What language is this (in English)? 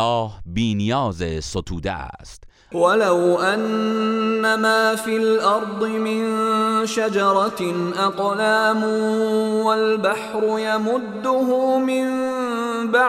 Persian